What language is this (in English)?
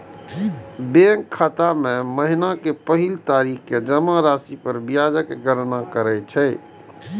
Maithili